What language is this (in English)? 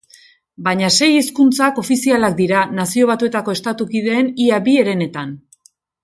Basque